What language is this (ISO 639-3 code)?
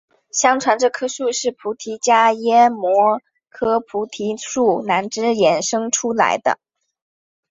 zho